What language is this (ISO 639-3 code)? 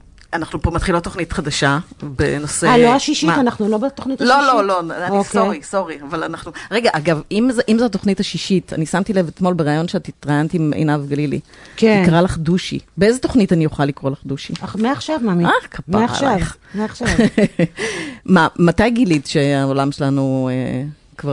heb